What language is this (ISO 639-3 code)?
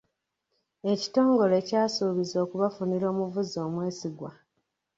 lug